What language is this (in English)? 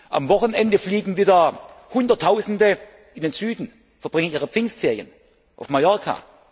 German